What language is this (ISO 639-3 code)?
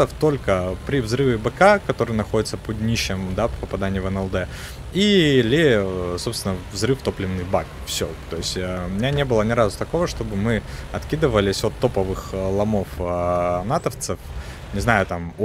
rus